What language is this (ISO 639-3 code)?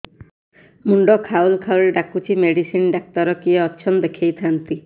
ori